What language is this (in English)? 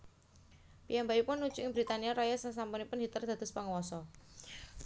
Javanese